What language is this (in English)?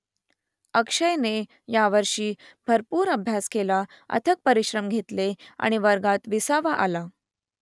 Marathi